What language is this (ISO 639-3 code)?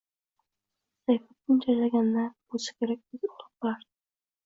uzb